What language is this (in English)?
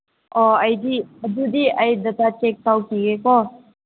Manipuri